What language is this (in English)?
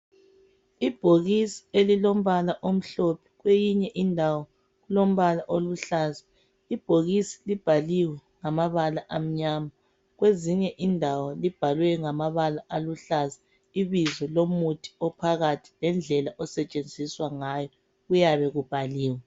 North Ndebele